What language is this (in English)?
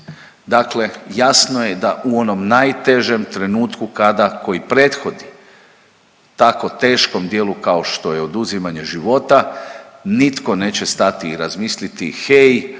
Croatian